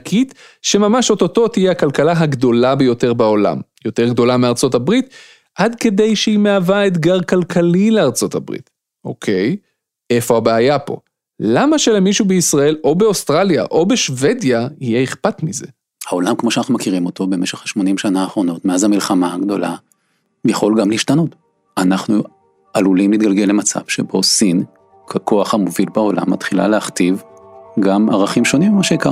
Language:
Hebrew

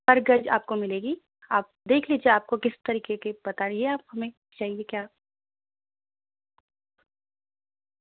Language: Urdu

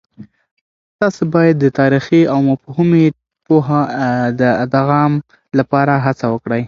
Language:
Pashto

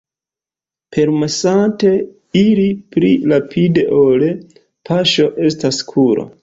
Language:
Esperanto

